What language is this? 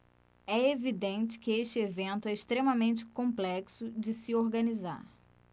Portuguese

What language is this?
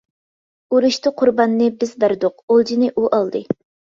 Uyghur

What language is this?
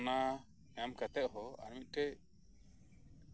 Santali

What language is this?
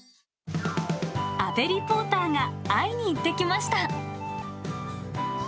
Japanese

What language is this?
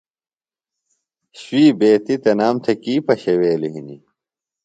Phalura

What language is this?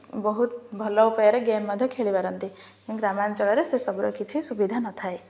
Odia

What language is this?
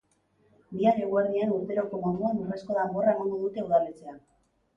Basque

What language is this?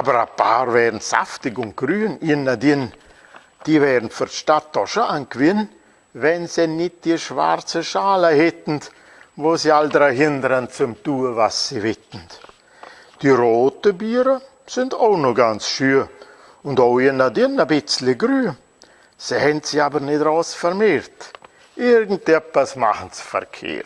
German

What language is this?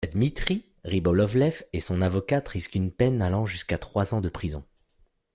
French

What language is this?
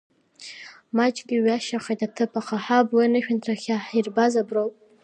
Abkhazian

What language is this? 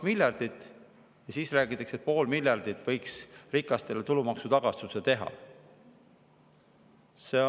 Estonian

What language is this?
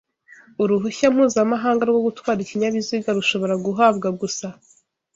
Kinyarwanda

